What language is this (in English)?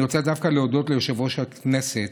Hebrew